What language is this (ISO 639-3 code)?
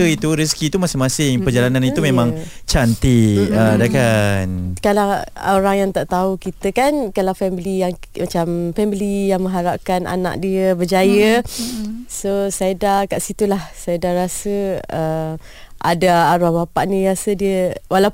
msa